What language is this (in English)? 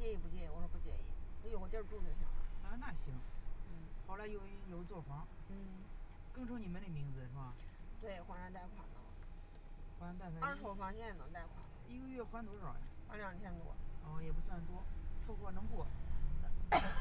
Chinese